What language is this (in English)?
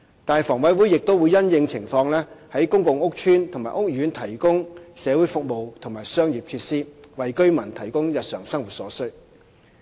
Cantonese